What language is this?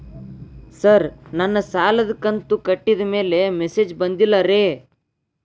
Kannada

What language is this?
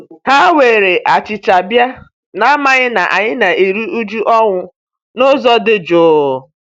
Igbo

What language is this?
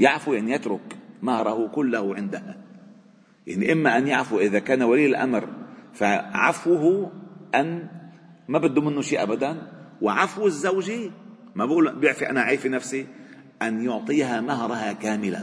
Arabic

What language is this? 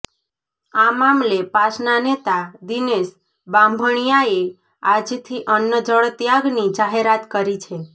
Gujarati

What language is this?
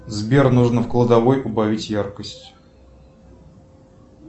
Russian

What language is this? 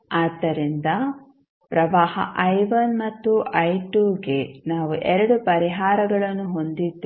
Kannada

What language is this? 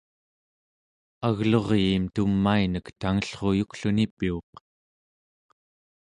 Central Yupik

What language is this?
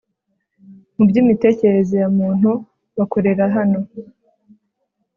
Kinyarwanda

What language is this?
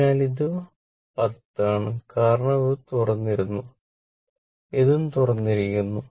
Malayalam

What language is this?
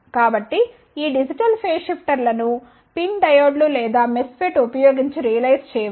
Telugu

